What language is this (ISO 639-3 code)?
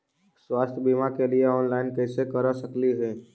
mag